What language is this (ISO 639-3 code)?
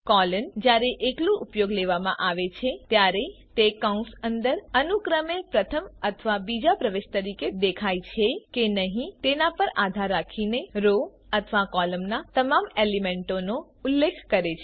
guj